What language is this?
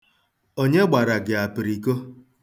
Igbo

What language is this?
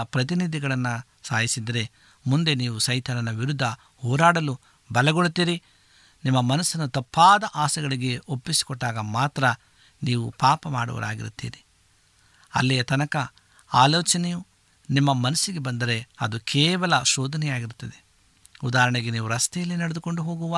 Kannada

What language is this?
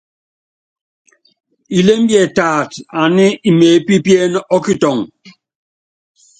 Yangben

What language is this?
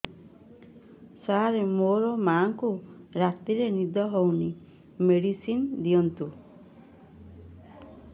Odia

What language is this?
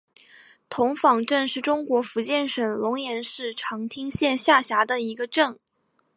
Chinese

